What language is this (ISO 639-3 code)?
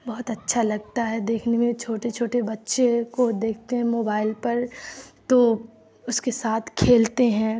urd